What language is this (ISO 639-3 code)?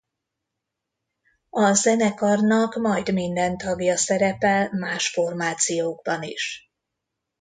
hun